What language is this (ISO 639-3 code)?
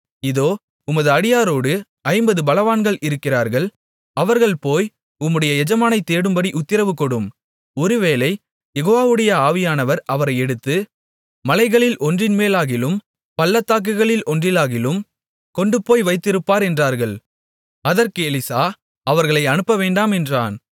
tam